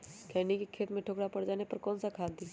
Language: Magahi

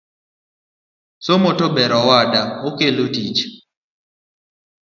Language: Luo (Kenya and Tanzania)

